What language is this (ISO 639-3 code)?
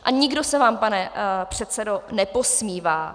ces